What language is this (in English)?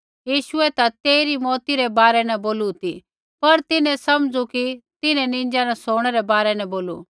Kullu Pahari